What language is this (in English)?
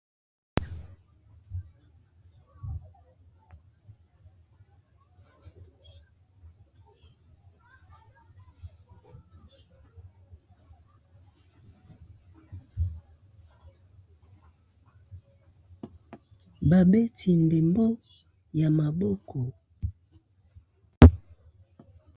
Lingala